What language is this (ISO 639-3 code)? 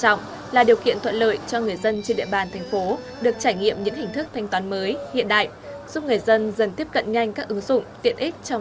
vie